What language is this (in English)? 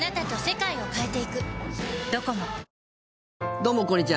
Japanese